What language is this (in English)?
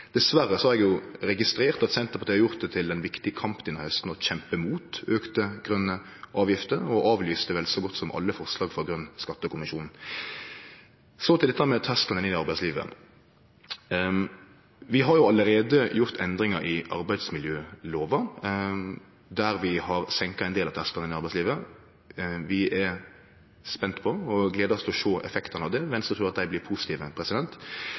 Norwegian Nynorsk